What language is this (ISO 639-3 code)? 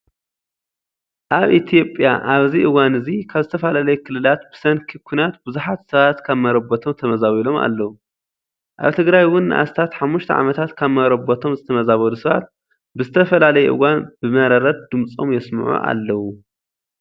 tir